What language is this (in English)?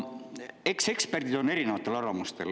Estonian